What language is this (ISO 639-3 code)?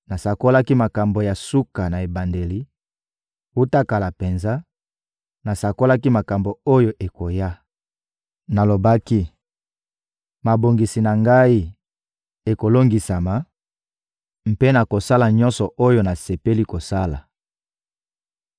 lin